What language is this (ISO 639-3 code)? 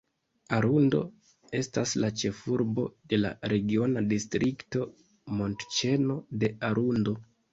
epo